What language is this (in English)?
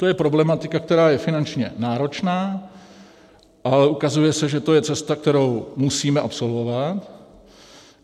Czech